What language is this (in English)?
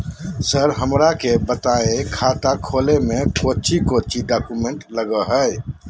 Magahi